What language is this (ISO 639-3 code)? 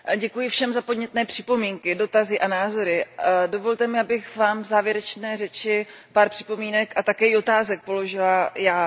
ces